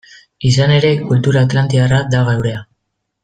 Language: Basque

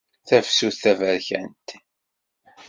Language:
Kabyle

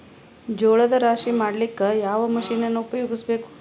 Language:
Kannada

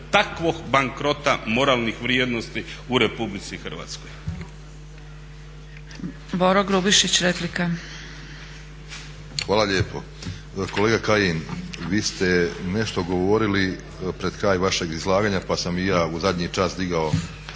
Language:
Croatian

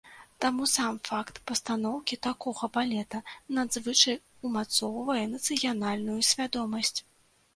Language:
Belarusian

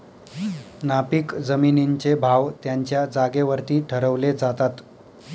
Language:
Marathi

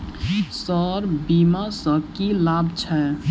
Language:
Maithili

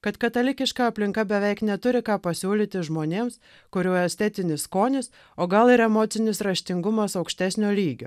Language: Lithuanian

